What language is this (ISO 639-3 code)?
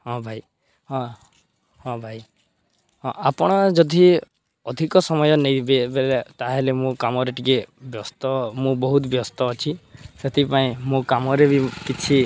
ori